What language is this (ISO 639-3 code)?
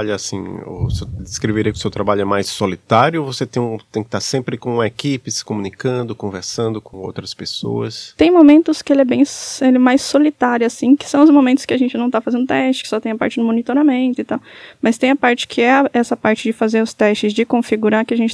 por